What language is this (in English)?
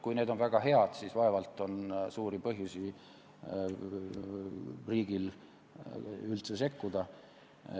Estonian